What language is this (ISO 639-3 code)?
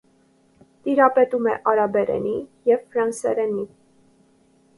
hye